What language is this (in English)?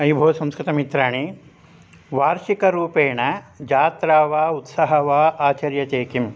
Sanskrit